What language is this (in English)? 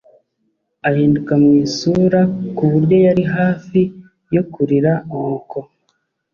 Kinyarwanda